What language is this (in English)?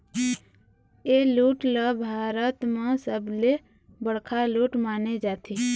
Chhattisgarhi